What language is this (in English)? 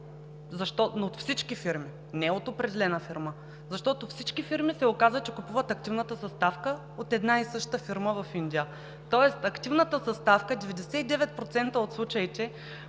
Bulgarian